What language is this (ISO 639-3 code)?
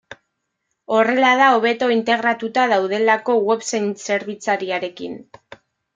eus